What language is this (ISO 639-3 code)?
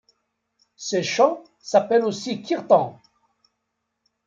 fra